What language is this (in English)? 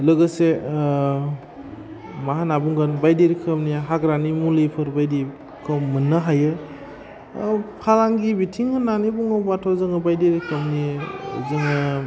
Bodo